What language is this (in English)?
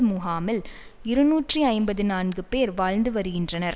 Tamil